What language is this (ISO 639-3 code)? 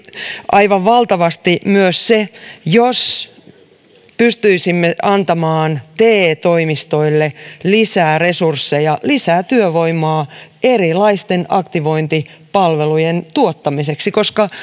fin